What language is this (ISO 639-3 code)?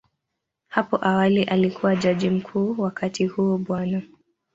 swa